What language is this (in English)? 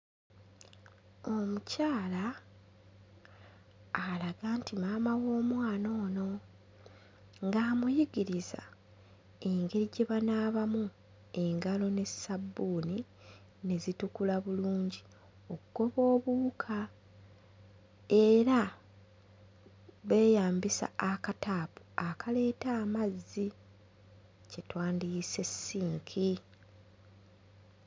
Ganda